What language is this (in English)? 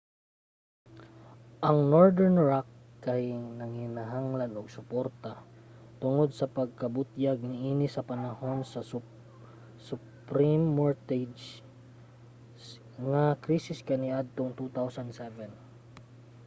Cebuano